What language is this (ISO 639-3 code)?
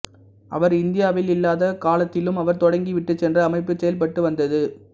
tam